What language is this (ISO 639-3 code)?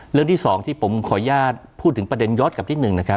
tha